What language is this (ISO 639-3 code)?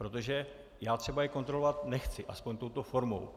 ces